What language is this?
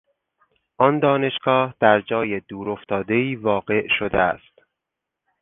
Persian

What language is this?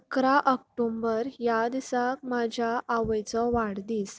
Konkani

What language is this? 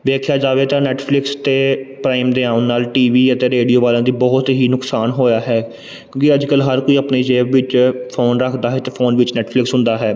Punjabi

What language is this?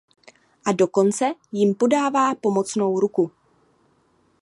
Czech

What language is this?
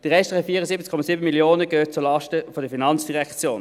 Swiss German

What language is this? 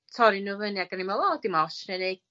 Welsh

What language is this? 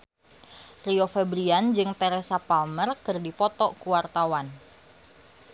Sundanese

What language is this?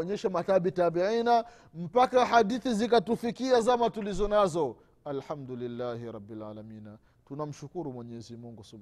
Swahili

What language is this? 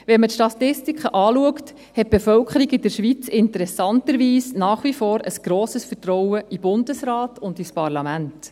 Swiss German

